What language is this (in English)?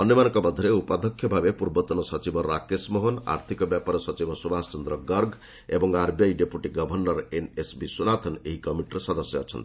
Odia